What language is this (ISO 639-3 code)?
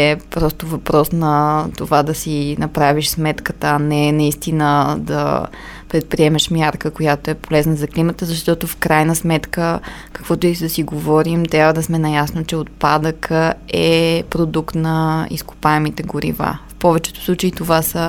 bul